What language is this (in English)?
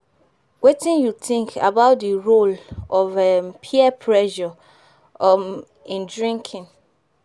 Nigerian Pidgin